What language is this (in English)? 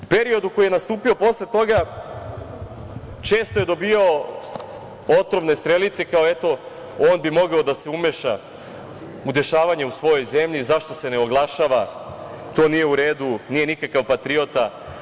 Serbian